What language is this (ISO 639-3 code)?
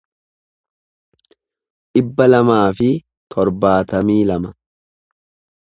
orm